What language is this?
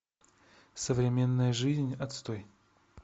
Russian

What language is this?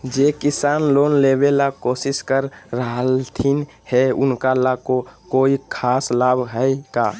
Magahi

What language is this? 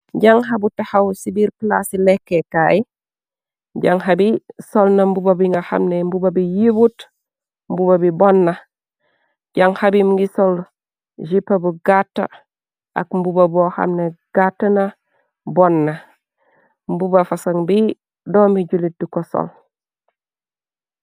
Wolof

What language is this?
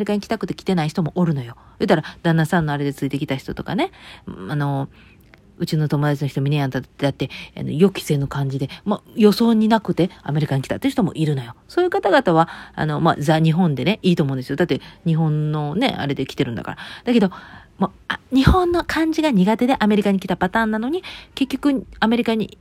Japanese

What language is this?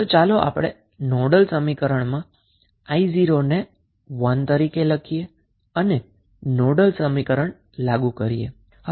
Gujarati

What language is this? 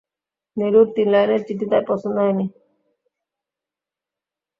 Bangla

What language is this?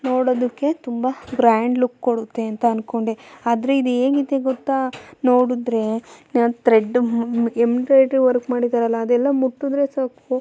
Kannada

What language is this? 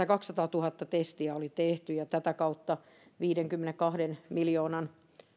Finnish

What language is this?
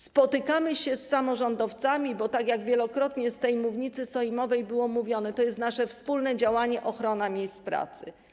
Polish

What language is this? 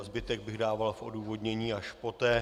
Czech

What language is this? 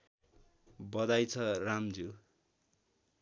Nepali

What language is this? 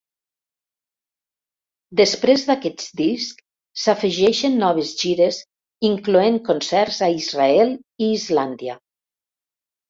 Catalan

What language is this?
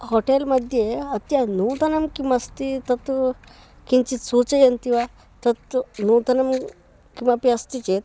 Sanskrit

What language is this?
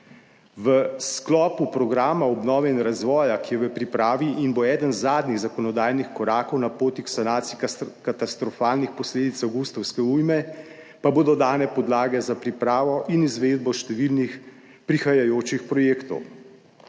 Slovenian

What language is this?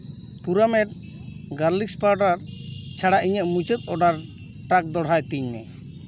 Santali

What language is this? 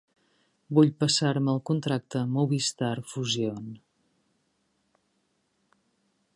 Catalan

